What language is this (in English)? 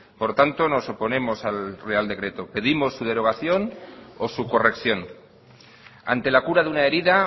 Spanish